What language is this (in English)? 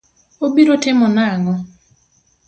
Luo (Kenya and Tanzania)